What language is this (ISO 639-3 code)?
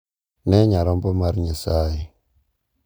luo